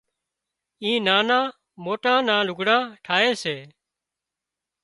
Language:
Wadiyara Koli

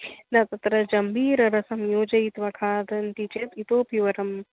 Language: Sanskrit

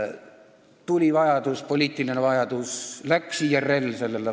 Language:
Estonian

